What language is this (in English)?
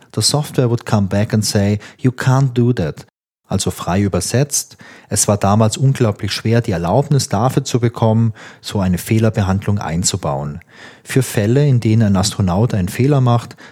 German